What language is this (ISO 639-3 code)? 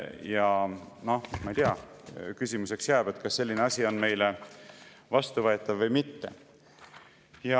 est